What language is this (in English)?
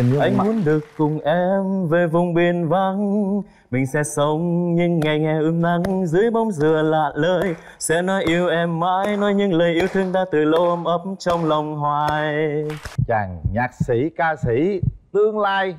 Vietnamese